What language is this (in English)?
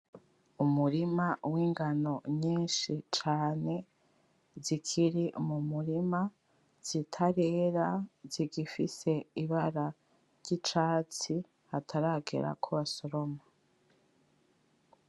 Rundi